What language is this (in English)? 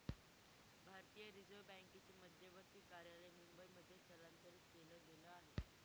Marathi